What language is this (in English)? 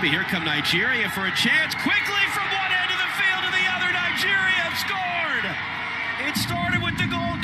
English